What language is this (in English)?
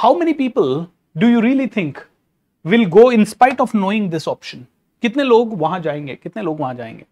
Hindi